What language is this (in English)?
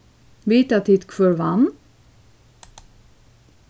Faroese